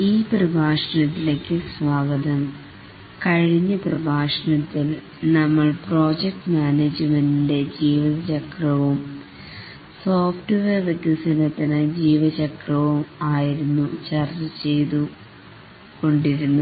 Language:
Malayalam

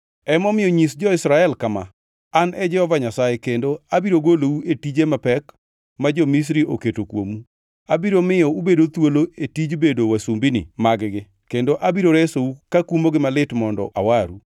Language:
Luo (Kenya and Tanzania)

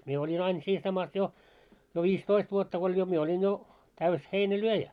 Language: Finnish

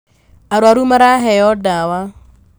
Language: Kikuyu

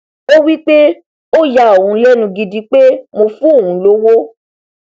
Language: Yoruba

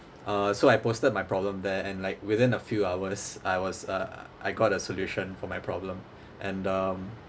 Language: English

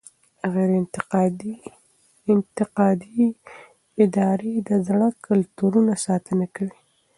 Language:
Pashto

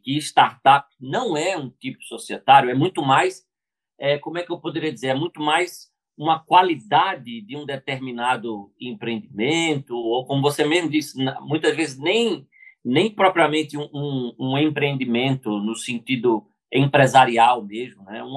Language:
Portuguese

